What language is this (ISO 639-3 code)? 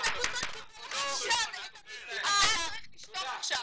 heb